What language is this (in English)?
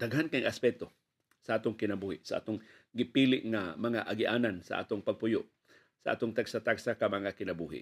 Filipino